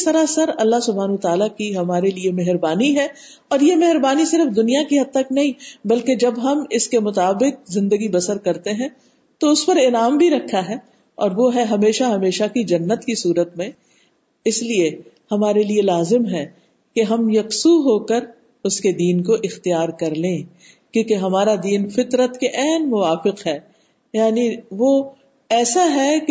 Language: Urdu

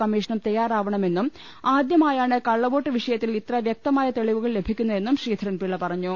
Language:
Malayalam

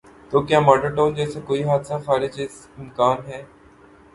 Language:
Urdu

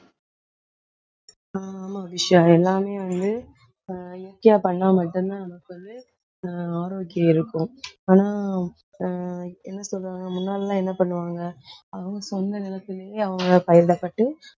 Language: Tamil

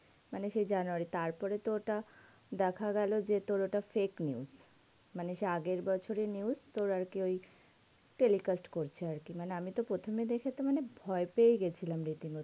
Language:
Bangla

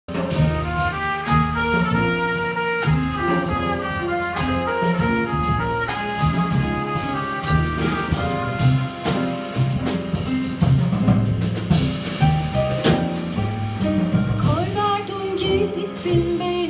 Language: Latvian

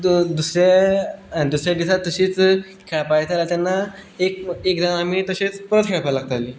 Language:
Konkani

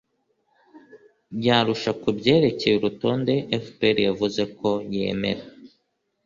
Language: Kinyarwanda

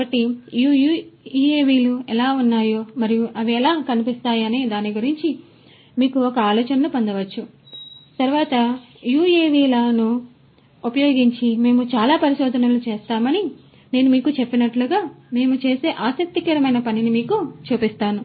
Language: Telugu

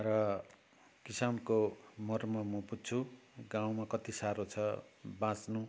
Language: Nepali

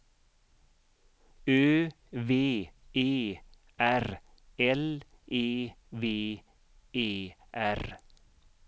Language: Swedish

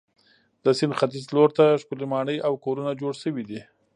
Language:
Pashto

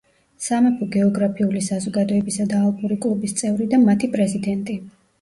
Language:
Georgian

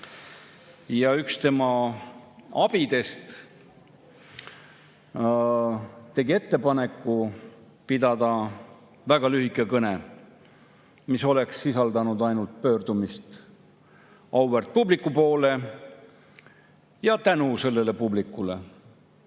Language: Estonian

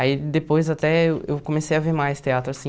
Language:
Portuguese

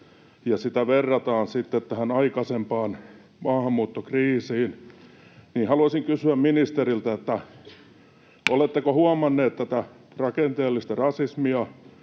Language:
Finnish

